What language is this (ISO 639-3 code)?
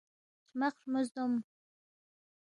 bft